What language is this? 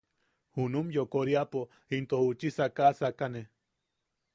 Yaqui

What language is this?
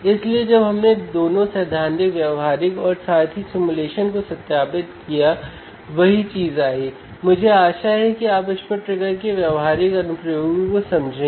Hindi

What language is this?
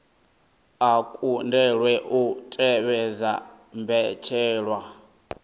Venda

